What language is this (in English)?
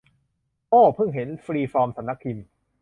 Thai